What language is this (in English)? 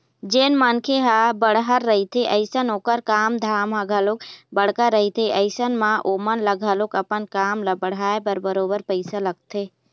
Chhattisgarhi